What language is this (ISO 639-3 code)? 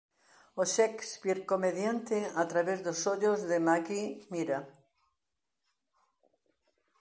glg